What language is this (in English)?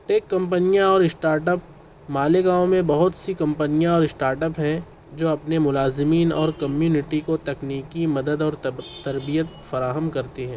Urdu